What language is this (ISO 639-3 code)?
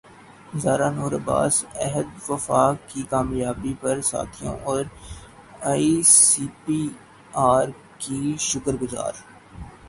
urd